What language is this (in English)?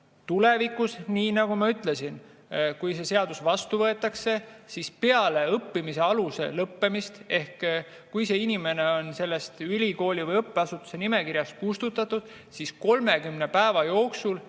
Estonian